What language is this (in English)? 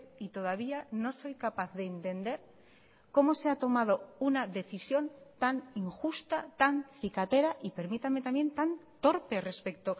Spanish